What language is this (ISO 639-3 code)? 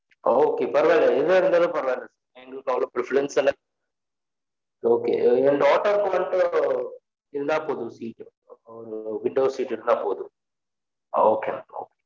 tam